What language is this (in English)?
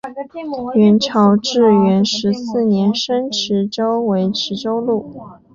Chinese